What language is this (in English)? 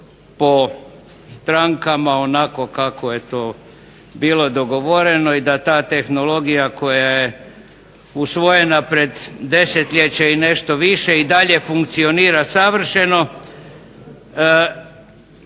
Croatian